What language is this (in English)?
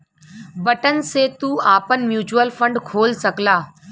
Bhojpuri